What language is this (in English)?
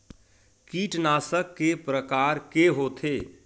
Chhattisgarhi